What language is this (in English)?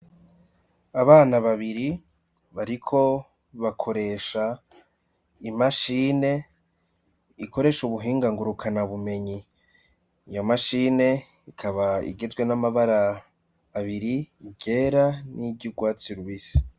Rundi